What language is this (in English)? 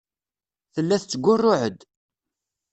Kabyle